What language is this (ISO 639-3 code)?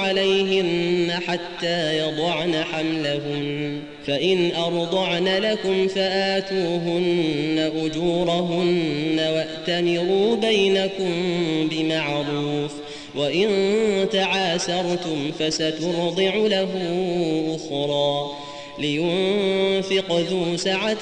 ara